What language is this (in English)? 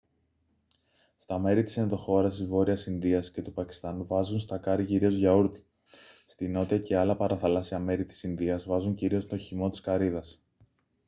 Greek